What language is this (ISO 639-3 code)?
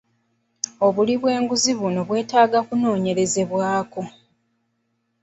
lug